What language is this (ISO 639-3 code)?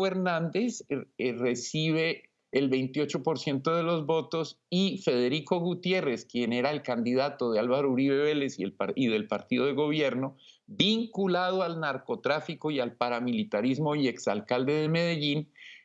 spa